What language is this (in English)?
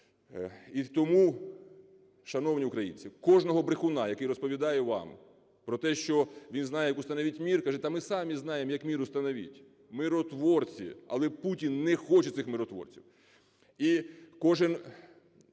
Ukrainian